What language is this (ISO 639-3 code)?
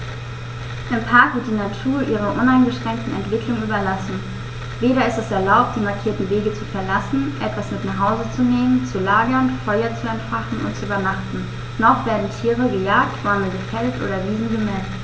deu